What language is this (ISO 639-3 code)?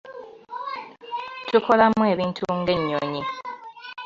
lug